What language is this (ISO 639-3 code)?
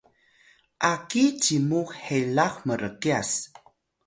tay